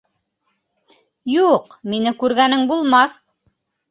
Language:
Bashkir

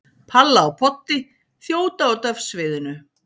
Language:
Icelandic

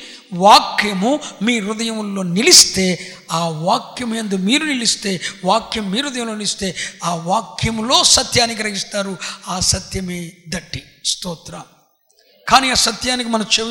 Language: Telugu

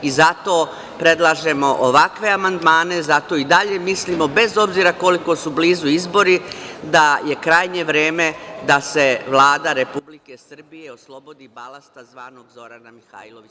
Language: Serbian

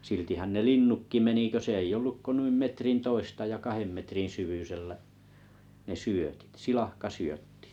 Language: Finnish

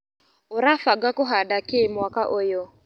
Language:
Kikuyu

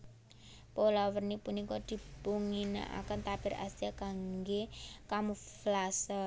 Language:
Javanese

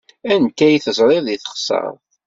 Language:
Kabyle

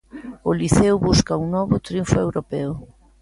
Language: Galician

